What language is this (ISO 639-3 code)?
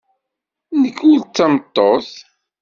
kab